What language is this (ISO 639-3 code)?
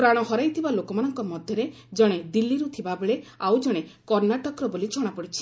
ori